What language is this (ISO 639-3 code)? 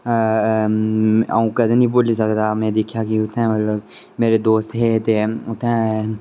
doi